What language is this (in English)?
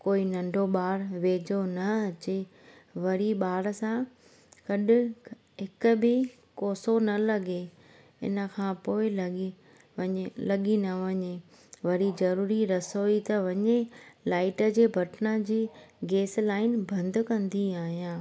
Sindhi